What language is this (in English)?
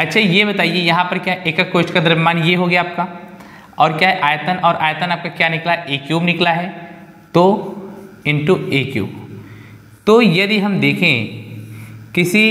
Hindi